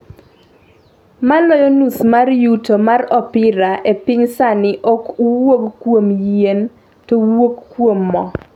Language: Luo (Kenya and Tanzania)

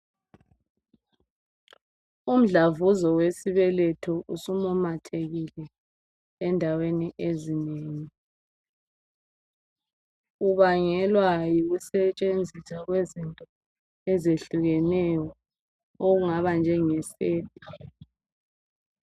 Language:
North Ndebele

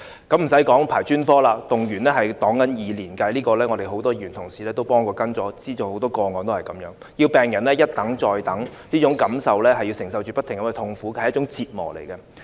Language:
Cantonese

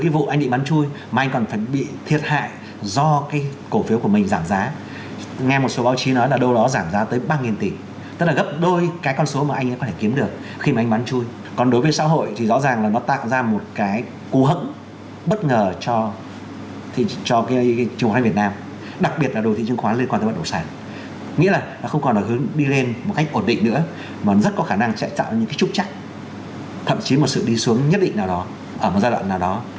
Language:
Vietnamese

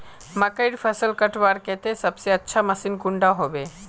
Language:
Magahi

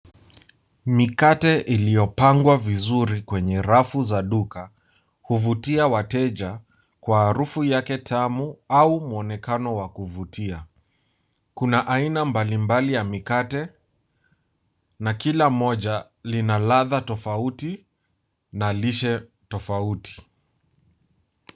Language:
Swahili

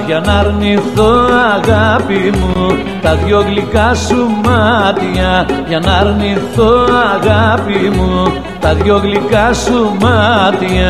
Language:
Greek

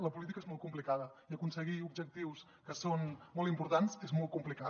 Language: Catalan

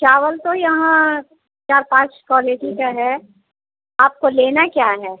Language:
Hindi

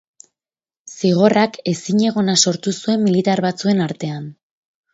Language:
Basque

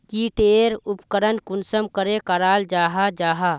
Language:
Magahi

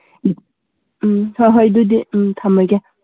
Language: Manipuri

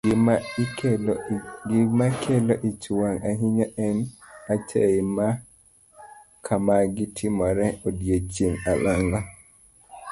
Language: Luo (Kenya and Tanzania)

